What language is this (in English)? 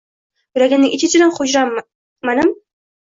Uzbek